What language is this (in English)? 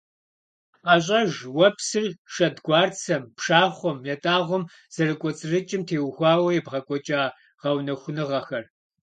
Kabardian